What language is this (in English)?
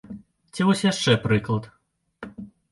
Belarusian